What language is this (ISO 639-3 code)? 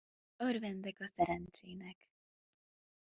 hun